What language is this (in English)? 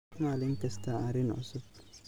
Somali